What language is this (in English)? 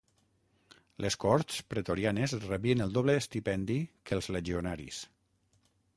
Catalan